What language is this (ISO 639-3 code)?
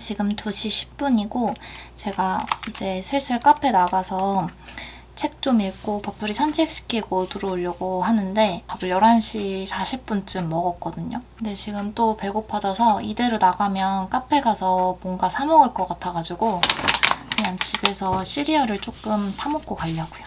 kor